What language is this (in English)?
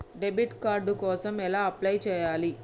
Telugu